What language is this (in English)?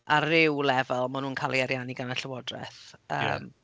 Welsh